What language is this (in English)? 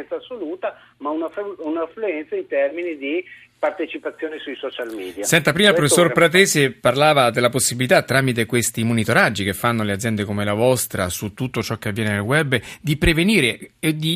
Italian